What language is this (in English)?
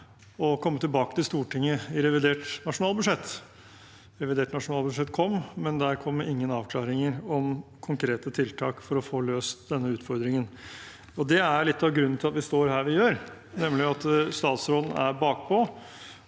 Norwegian